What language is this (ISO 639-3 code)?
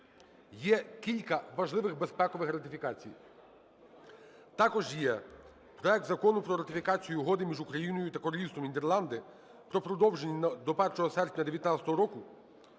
ukr